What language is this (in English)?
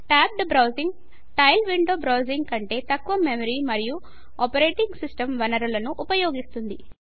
Telugu